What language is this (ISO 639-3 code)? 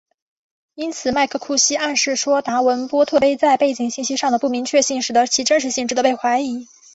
zho